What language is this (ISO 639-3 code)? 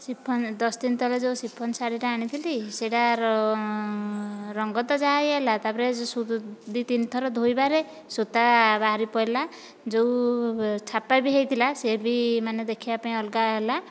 ori